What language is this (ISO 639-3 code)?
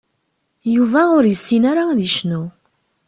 kab